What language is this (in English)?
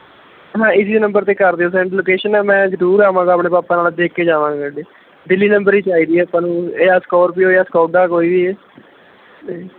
Punjabi